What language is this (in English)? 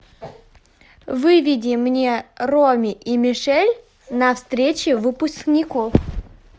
Russian